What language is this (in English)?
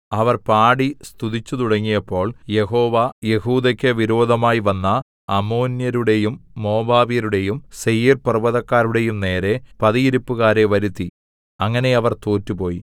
Malayalam